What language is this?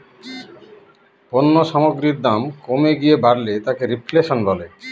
Bangla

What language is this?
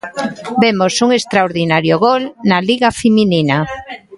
Galician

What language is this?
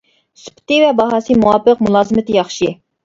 Uyghur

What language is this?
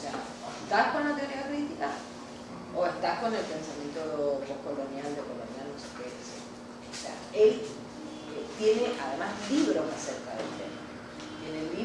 Spanish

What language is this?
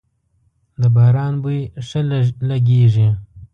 Pashto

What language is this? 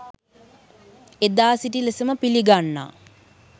Sinhala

